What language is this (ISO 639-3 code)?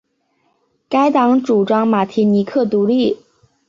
zho